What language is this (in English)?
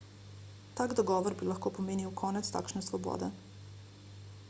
Slovenian